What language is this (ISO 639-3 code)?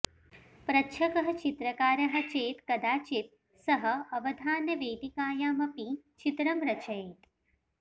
san